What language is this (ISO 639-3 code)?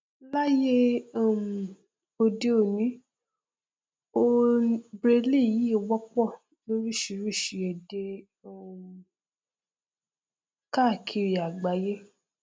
yor